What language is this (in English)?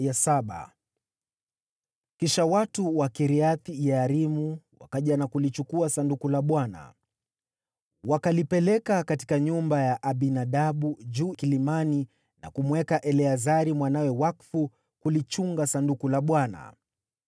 Swahili